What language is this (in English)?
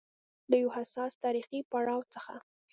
Pashto